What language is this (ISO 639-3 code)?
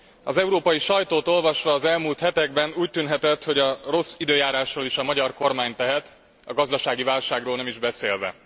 hun